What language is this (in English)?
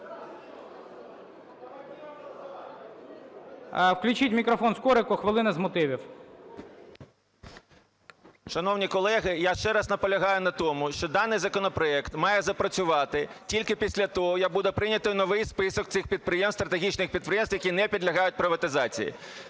Ukrainian